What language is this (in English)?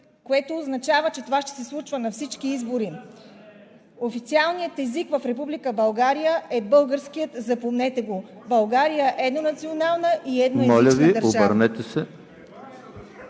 Bulgarian